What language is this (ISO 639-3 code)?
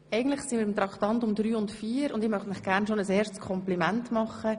gsw